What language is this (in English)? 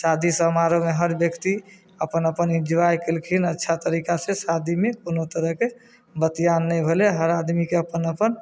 Maithili